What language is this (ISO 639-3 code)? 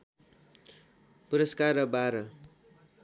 nep